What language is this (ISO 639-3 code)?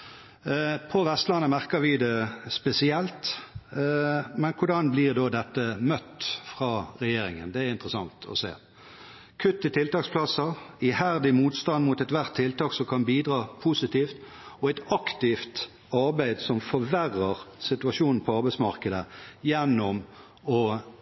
nob